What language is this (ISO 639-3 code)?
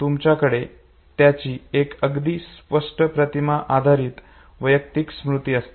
mar